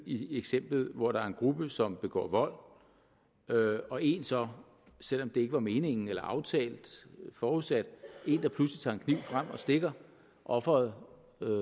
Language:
Danish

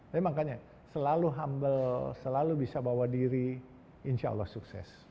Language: Indonesian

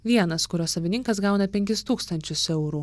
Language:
Lithuanian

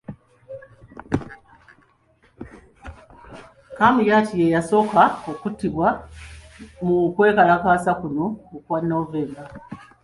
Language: Ganda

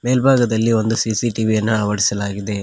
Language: Kannada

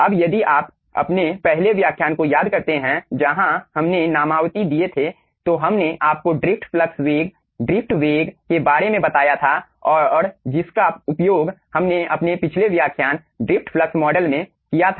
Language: Hindi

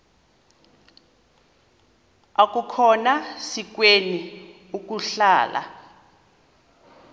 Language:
Xhosa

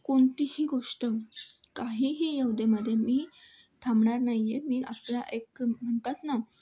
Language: Marathi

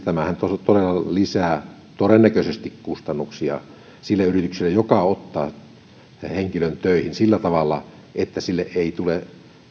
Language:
Finnish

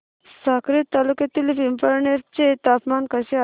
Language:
Marathi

